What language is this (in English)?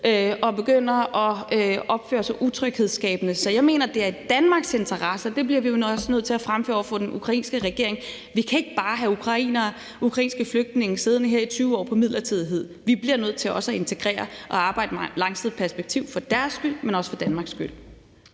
Danish